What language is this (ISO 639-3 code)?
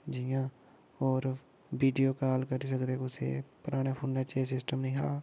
doi